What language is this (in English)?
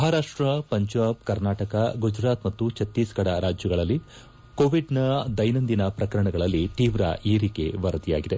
Kannada